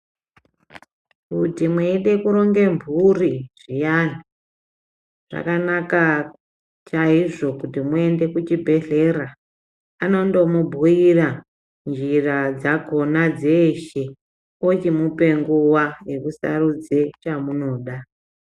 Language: Ndau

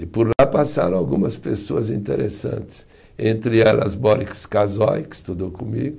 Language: Portuguese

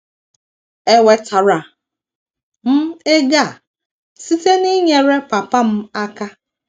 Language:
Igbo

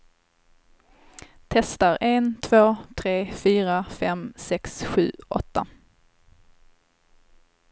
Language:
Swedish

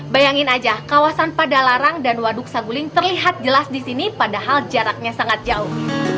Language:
Indonesian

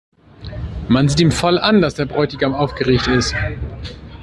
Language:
German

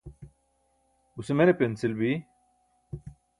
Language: Burushaski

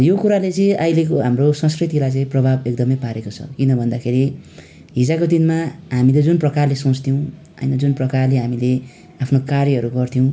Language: Nepali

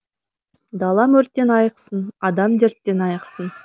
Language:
Kazakh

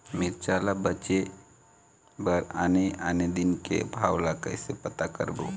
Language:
Chhattisgarhi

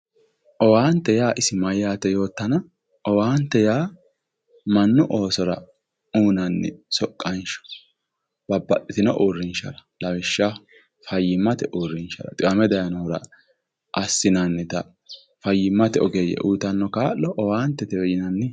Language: Sidamo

